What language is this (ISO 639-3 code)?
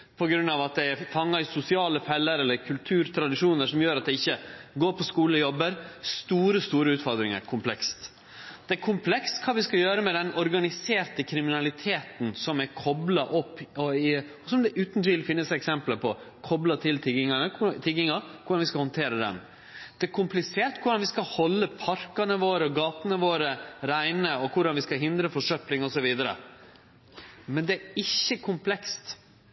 nno